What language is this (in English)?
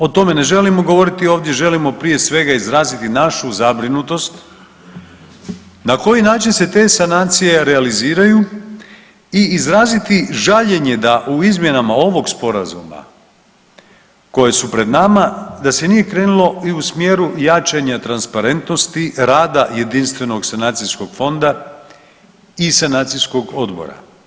Croatian